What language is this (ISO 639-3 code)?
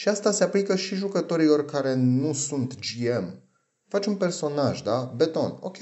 ron